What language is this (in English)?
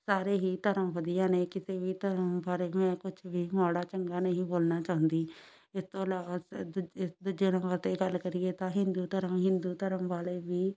Punjabi